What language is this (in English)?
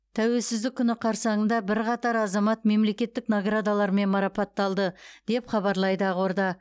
Kazakh